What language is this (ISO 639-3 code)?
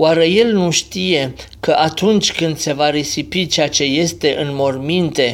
ron